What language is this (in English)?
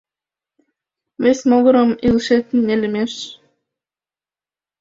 Mari